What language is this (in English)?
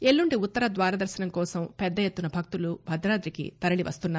Telugu